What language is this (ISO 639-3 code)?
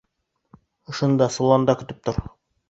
bak